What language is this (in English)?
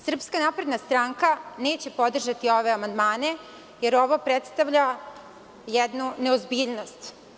Serbian